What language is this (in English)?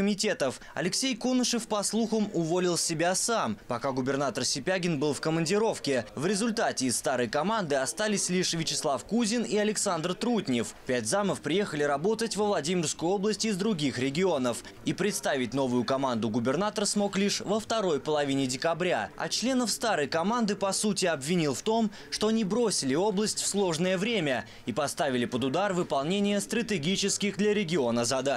Russian